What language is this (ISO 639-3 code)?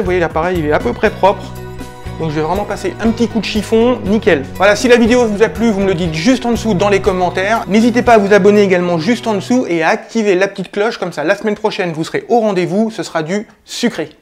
fra